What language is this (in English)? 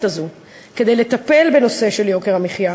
Hebrew